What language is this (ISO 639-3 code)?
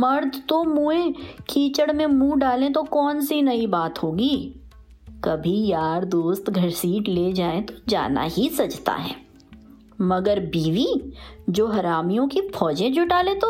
hin